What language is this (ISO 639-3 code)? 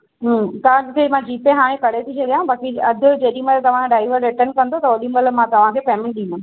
snd